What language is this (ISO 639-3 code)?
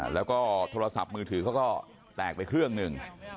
tha